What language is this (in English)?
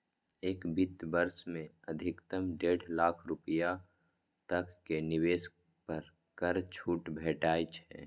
Maithili